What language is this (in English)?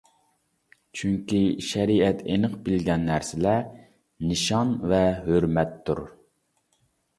Uyghur